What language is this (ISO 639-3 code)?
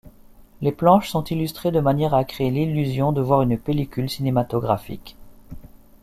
fra